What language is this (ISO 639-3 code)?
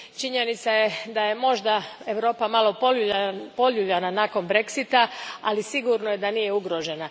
hrv